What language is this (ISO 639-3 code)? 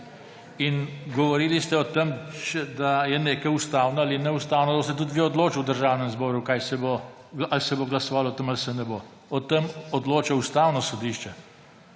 slv